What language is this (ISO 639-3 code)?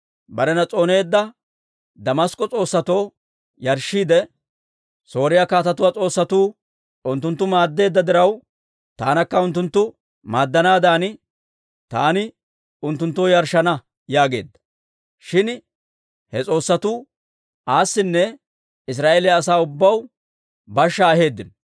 dwr